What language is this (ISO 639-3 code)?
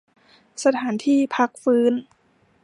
tha